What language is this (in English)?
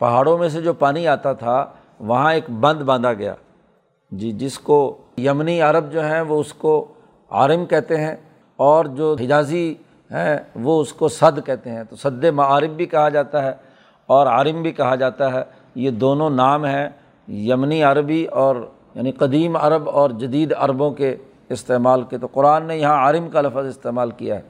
Urdu